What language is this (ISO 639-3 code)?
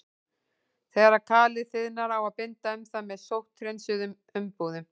isl